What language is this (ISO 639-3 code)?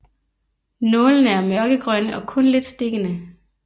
dan